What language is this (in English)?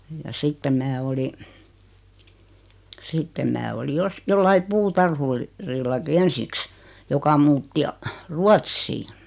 Finnish